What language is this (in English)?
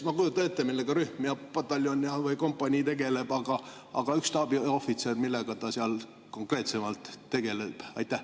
Estonian